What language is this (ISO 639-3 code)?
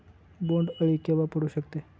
mar